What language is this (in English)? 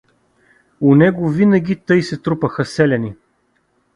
Bulgarian